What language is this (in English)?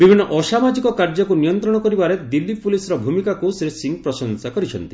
Odia